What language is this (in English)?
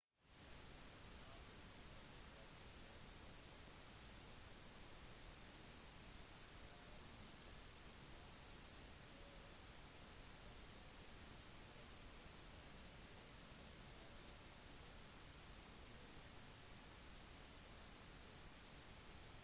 Norwegian Bokmål